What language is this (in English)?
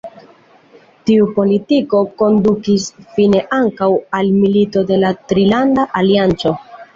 Esperanto